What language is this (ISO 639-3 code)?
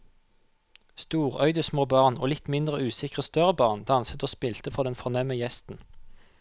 nor